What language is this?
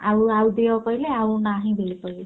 Odia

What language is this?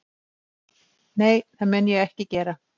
Icelandic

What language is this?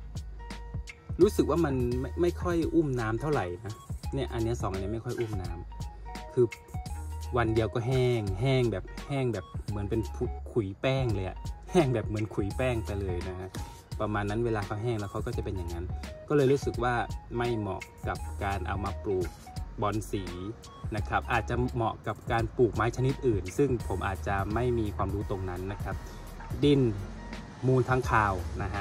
Thai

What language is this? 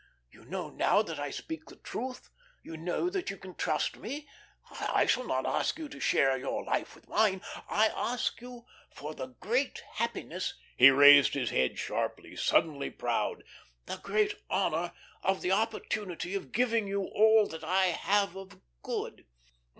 English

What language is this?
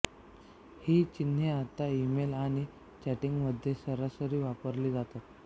Marathi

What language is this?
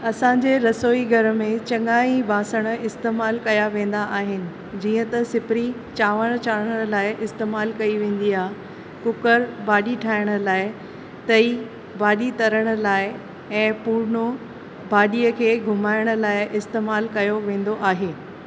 Sindhi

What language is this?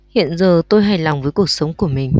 Vietnamese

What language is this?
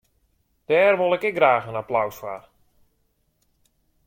Western Frisian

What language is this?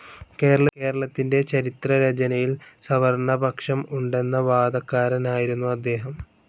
Malayalam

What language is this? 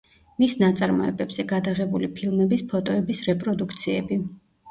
Georgian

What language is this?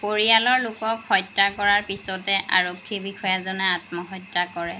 Assamese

